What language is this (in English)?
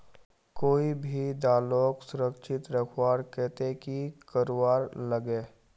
Magahi